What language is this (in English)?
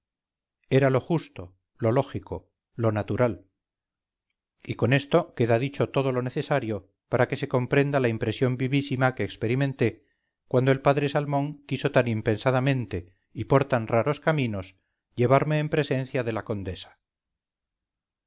Spanish